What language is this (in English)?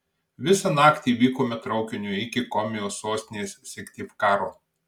Lithuanian